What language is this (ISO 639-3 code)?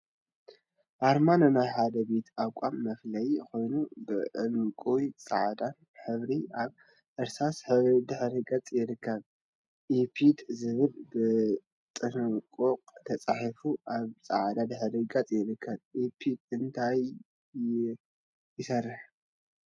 tir